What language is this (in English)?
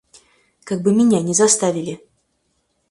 Russian